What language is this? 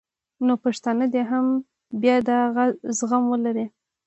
Pashto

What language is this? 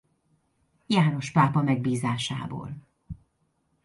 Hungarian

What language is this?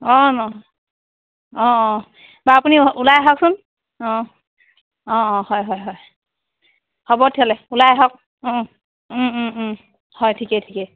Assamese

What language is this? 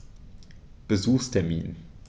German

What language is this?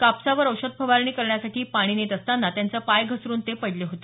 Marathi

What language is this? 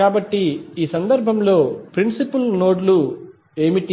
Telugu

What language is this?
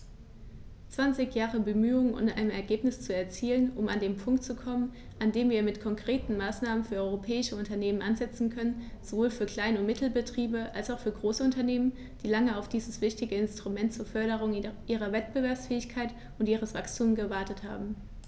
German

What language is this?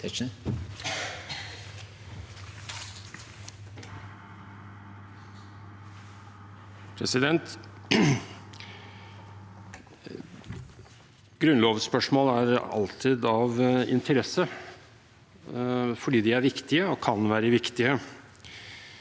Norwegian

